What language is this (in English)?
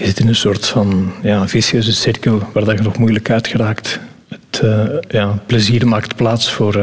Dutch